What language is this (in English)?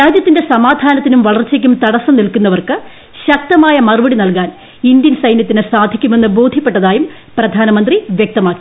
Malayalam